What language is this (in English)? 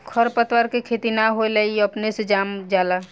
Bhojpuri